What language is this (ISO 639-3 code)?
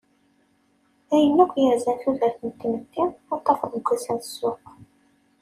kab